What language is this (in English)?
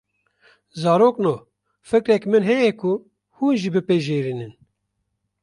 Kurdish